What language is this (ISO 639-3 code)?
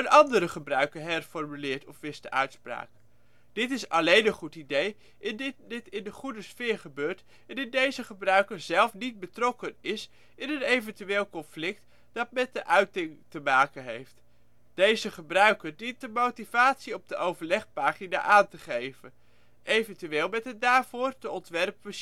nld